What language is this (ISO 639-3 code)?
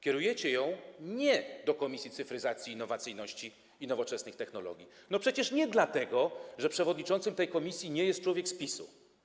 pol